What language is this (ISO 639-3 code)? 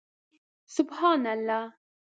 pus